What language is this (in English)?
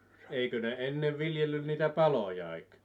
Finnish